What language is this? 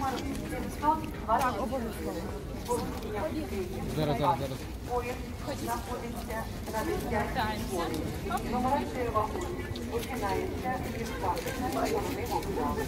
Ukrainian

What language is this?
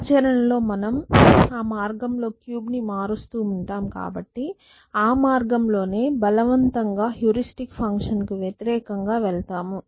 Telugu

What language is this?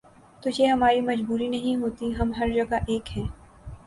Urdu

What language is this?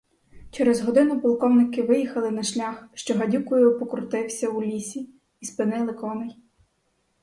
Ukrainian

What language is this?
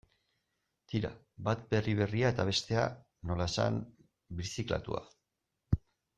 Basque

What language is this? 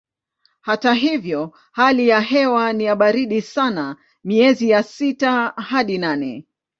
Swahili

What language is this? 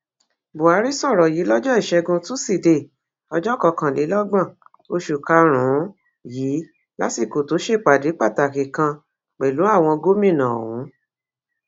Yoruba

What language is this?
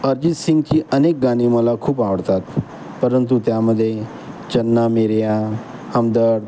Marathi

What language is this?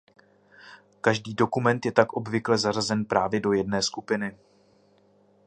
Czech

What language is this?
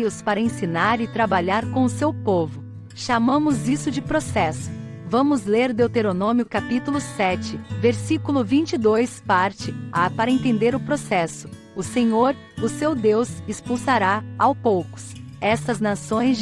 Portuguese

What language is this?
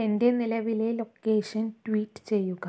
Malayalam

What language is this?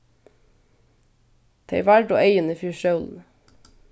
Faroese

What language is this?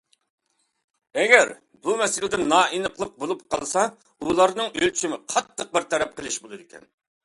Uyghur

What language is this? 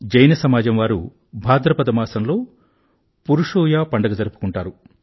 Telugu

